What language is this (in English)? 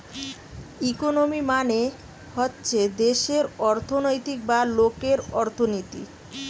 Bangla